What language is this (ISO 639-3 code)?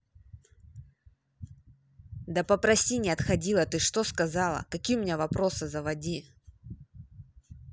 rus